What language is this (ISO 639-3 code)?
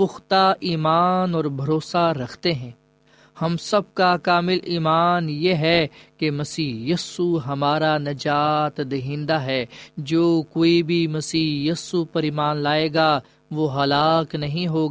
urd